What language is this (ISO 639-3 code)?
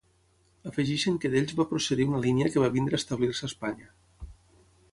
cat